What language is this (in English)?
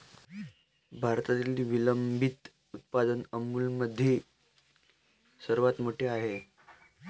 Marathi